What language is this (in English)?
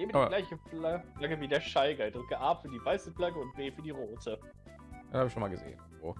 German